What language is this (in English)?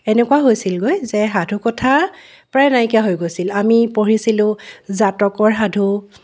Assamese